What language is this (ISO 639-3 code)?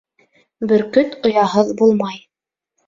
bak